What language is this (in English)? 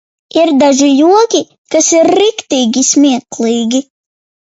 Latvian